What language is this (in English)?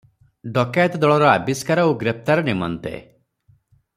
Odia